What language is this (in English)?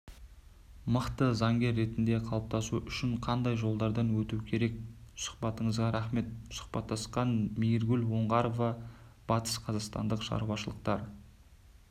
Kazakh